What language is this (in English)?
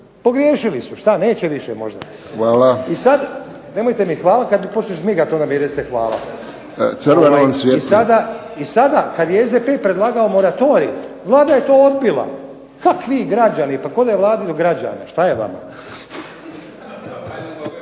Croatian